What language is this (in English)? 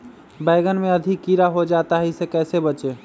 Magahi